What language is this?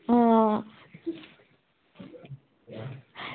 Dogri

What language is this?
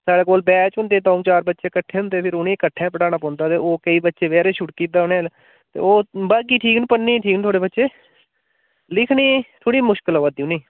Dogri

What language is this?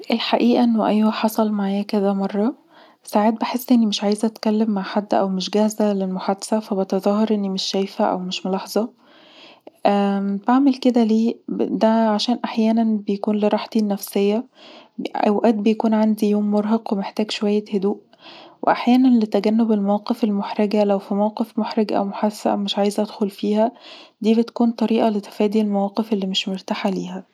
Egyptian Arabic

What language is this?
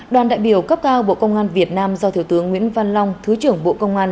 Vietnamese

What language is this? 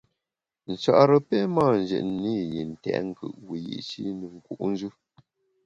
Bamun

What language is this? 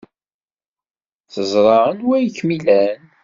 Kabyle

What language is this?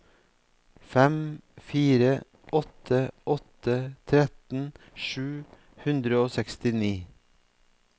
Norwegian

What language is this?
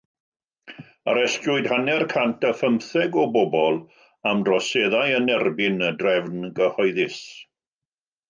Welsh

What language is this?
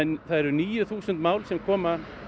Icelandic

